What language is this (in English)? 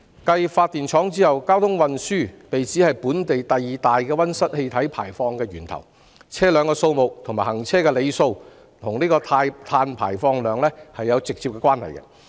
Cantonese